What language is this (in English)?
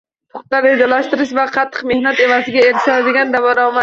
Uzbek